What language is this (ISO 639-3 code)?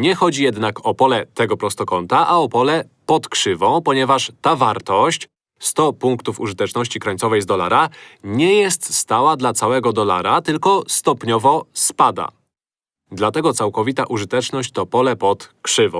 pol